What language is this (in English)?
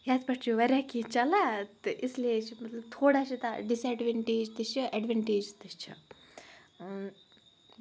Kashmiri